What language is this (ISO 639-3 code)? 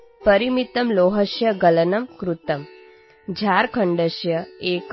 asm